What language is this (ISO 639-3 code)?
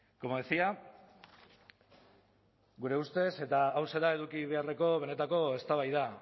eus